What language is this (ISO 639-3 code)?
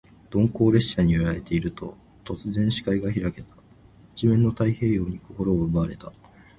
jpn